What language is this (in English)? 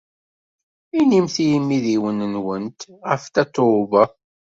Kabyle